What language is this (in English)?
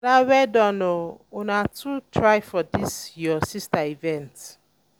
Nigerian Pidgin